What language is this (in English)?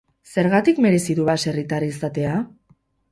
Basque